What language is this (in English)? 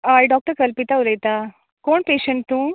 Konkani